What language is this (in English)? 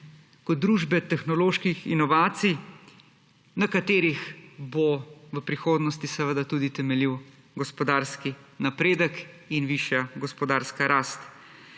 Slovenian